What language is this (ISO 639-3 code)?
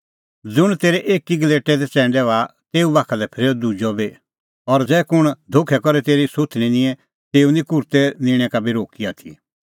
kfx